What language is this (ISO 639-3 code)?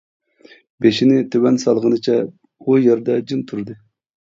uig